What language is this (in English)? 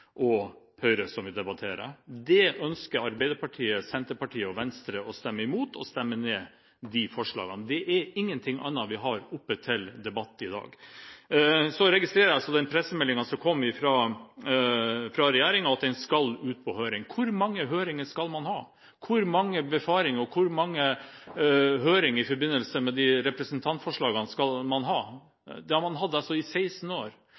Norwegian Bokmål